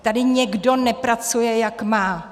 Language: Czech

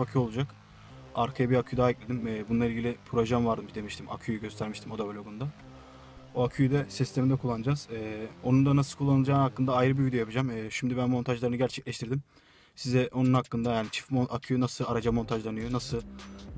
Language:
Turkish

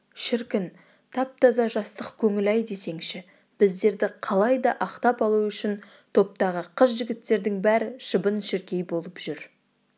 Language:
Kazakh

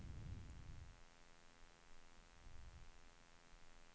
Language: Swedish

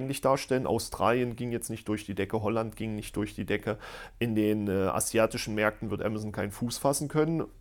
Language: German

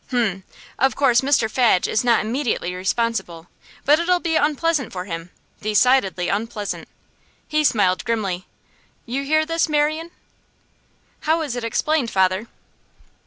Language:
English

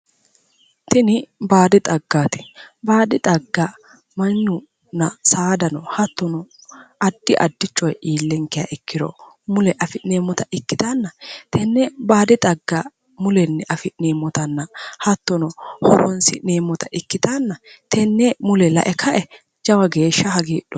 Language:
Sidamo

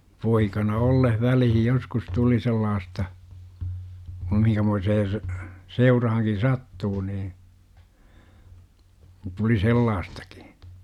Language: Finnish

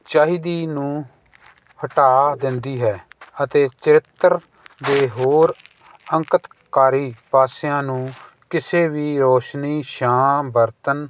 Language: Punjabi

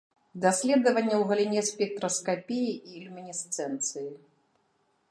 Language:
Belarusian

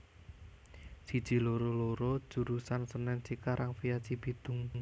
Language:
Javanese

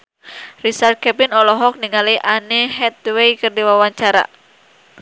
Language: Sundanese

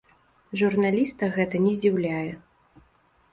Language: Belarusian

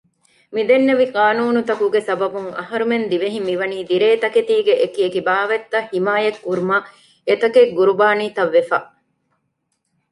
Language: Divehi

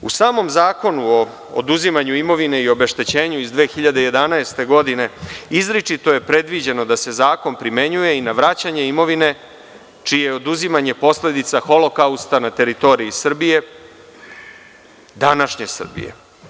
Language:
Serbian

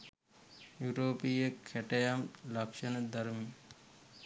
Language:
Sinhala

